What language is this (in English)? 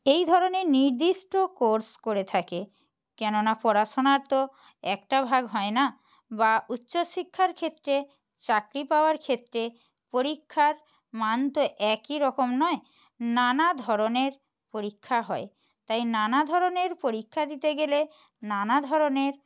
Bangla